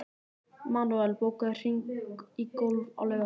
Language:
Icelandic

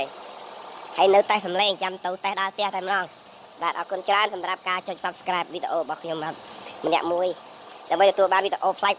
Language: Khmer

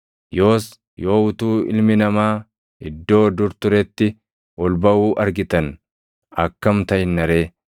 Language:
Oromo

